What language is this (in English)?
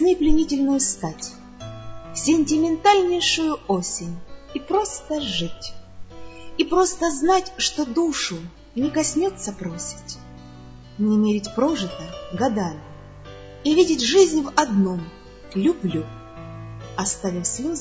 Russian